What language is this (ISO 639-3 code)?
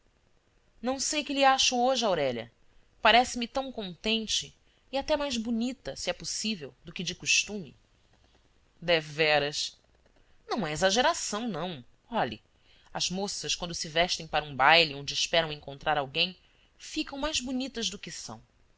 por